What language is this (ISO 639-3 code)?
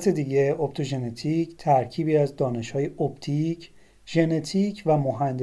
fas